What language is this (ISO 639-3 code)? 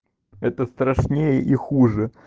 rus